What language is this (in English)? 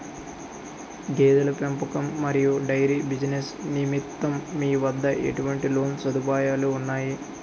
Telugu